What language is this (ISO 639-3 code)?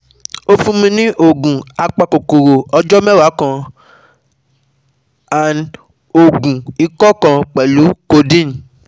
yor